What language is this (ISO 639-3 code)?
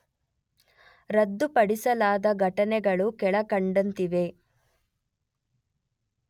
kan